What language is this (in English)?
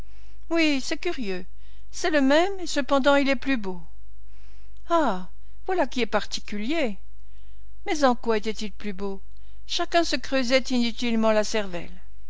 French